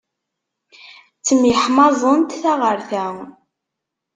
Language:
Kabyle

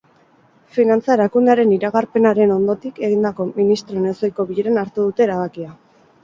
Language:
Basque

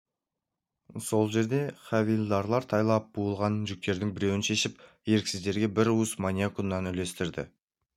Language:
Kazakh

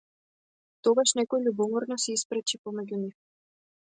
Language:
Macedonian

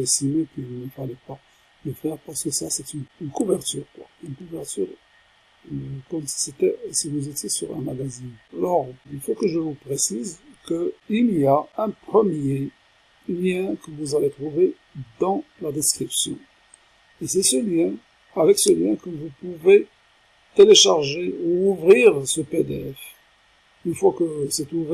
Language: French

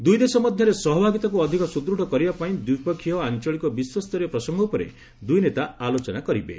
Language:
Odia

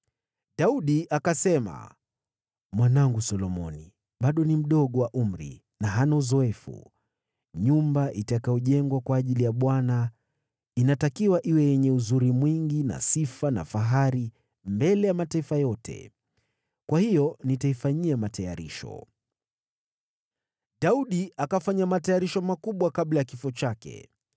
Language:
Swahili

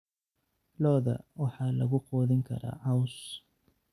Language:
Somali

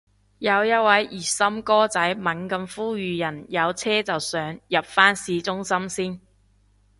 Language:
Cantonese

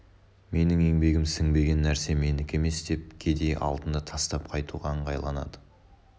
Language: Kazakh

